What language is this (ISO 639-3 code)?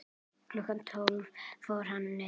isl